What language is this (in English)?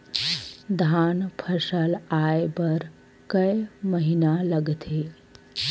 Chhattisgarhi